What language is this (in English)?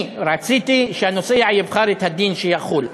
Hebrew